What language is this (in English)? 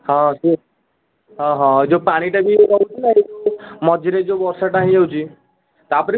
Odia